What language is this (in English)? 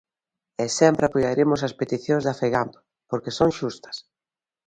Galician